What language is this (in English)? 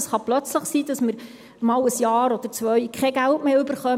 Swiss German